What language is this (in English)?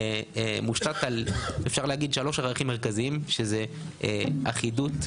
Hebrew